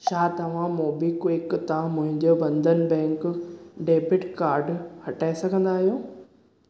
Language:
Sindhi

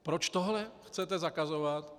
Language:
Czech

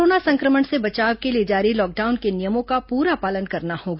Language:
Hindi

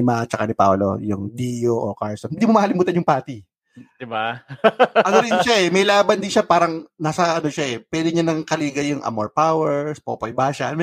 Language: Filipino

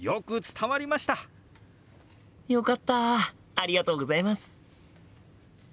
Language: Japanese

